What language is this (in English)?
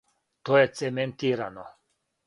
Serbian